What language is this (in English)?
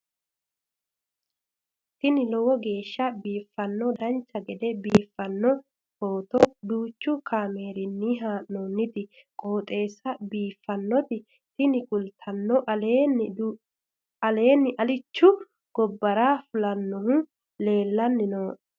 Sidamo